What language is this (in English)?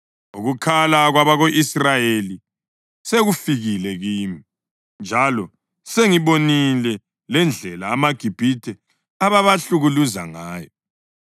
North Ndebele